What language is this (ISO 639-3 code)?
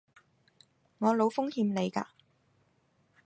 yue